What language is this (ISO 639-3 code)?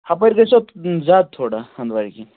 kas